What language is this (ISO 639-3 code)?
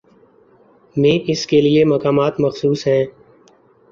urd